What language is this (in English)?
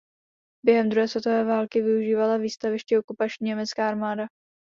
Czech